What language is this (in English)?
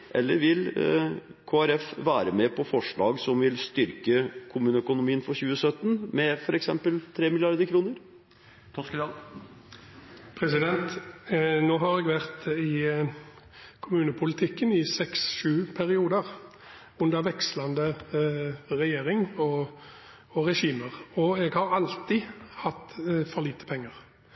Norwegian Bokmål